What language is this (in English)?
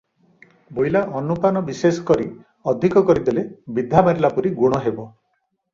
Odia